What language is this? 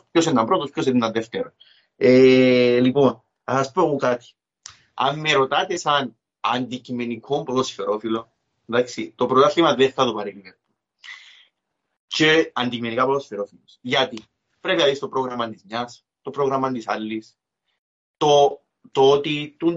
Greek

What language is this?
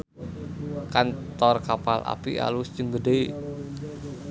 Sundanese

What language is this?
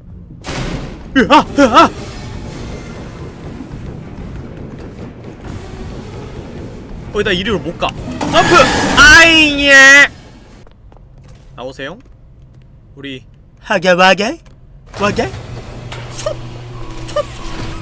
Korean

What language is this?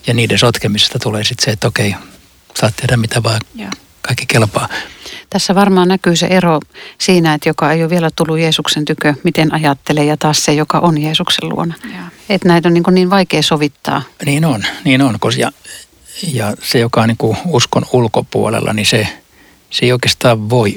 Finnish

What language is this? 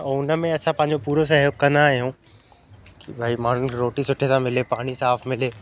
Sindhi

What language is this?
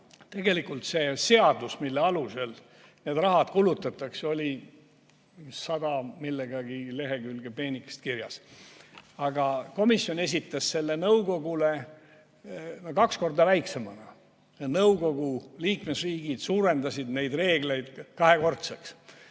Estonian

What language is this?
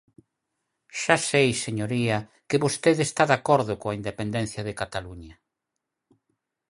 Galician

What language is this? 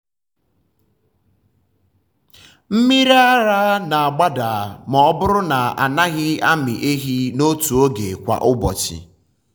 Igbo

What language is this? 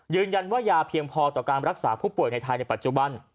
Thai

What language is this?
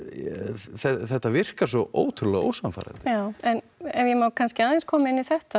Icelandic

